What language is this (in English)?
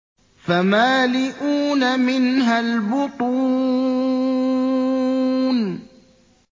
Arabic